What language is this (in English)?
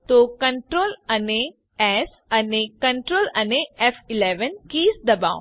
Gujarati